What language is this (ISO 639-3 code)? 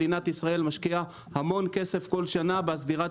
heb